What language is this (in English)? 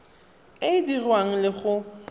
Tswana